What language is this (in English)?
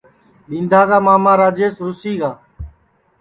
Sansi